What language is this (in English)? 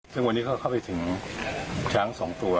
Thai